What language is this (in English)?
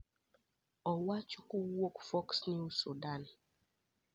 Luo (Kenya and Tanzania)